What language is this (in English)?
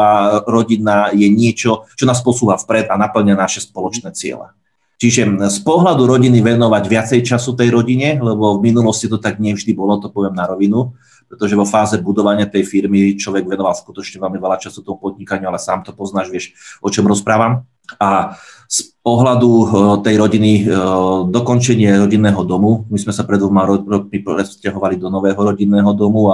Slovak